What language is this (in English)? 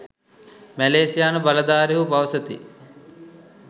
Sinhala